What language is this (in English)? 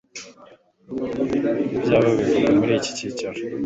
Kinyarwanda